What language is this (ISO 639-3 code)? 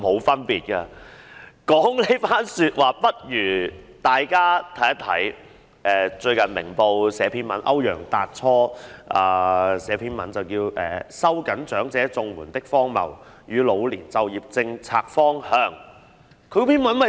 yue